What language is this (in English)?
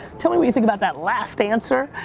English